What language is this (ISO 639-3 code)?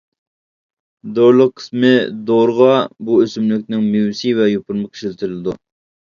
uig